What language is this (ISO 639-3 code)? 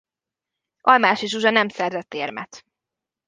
hun